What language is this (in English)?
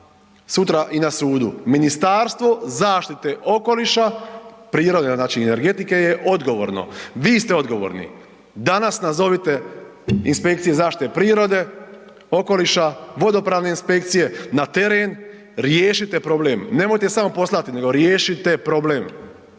Croatian